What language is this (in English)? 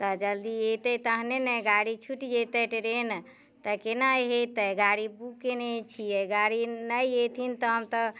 Maithili